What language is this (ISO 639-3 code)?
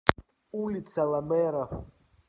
rus